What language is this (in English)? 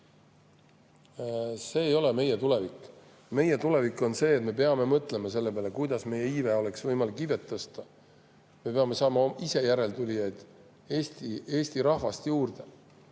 Estonian